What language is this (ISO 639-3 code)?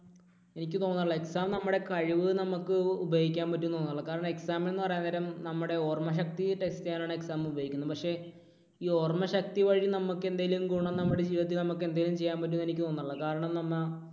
mal